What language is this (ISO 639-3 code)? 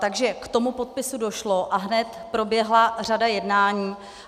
ces